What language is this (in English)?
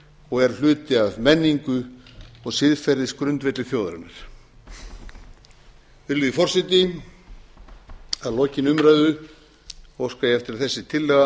Icelandic